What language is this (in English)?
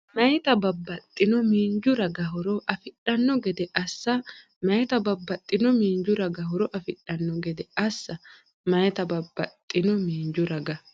Sidamo